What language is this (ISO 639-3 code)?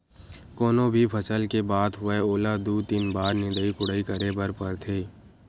hne